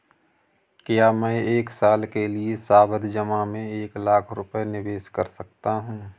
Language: Hindi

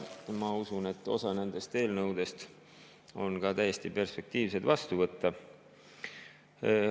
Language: Estonian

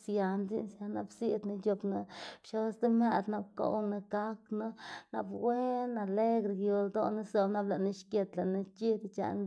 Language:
Xanaguía Zapotec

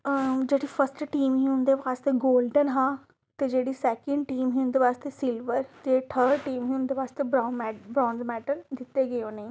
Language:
Dogri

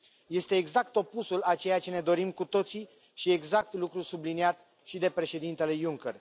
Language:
Romanian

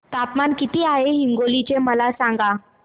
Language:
Marathi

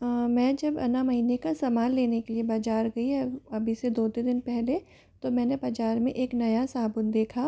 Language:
Hindi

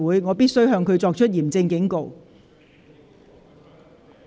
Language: Cantonese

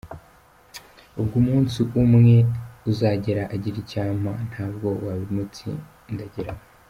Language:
Kinyarwanda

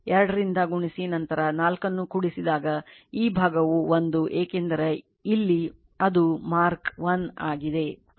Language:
Kannada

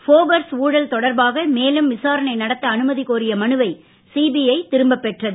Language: Tamil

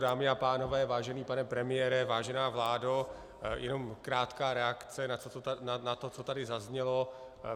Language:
Czech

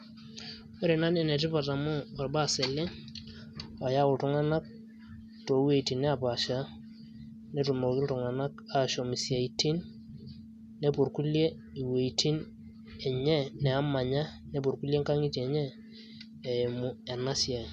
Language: Masai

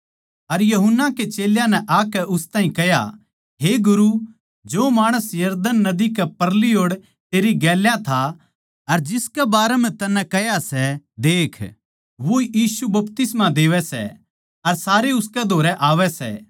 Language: Haryanvi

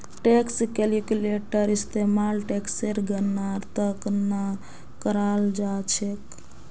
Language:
Magahi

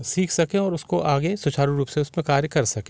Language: Hindi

